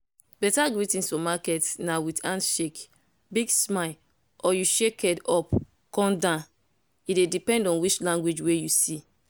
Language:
Nigerian Pidgin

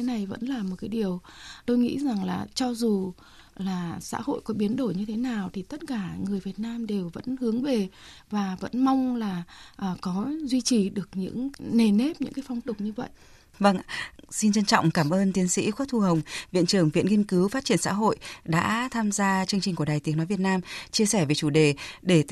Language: Vietnamese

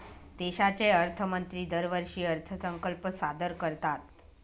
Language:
Marathi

